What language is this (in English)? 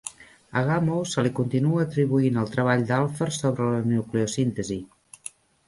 Catalan